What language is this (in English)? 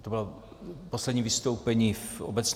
Czech